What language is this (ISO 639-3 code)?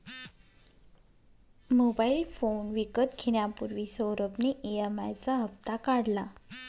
mar